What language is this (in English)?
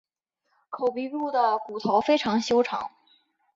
Chinese